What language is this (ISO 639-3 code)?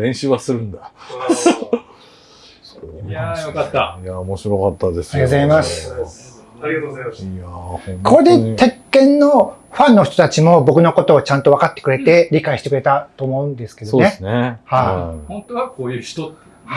jpn